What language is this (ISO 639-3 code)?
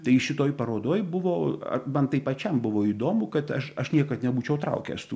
lit